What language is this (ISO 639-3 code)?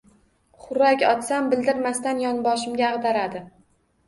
uzb